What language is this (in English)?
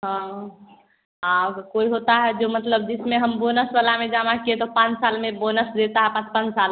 Hindi